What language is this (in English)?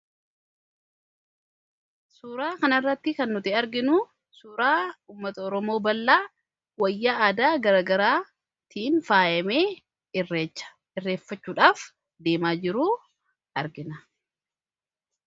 Oromo